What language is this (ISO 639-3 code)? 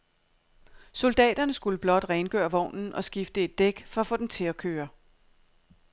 dan